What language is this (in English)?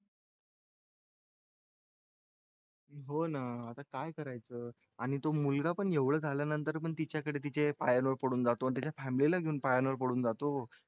Marathi